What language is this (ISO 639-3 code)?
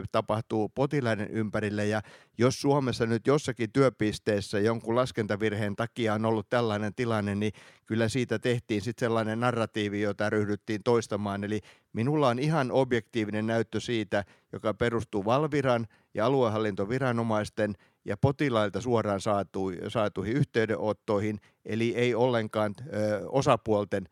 fin